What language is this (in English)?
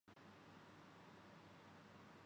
Urdu